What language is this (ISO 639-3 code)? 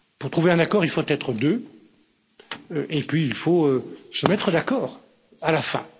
fra